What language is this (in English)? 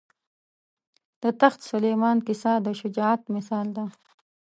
Pashto